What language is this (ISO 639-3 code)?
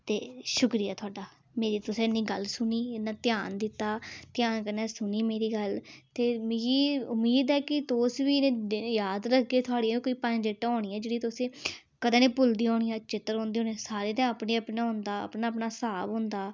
doi